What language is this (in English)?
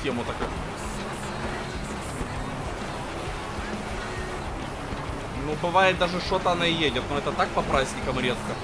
Russian